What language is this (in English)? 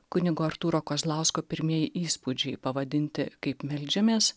Lithuanian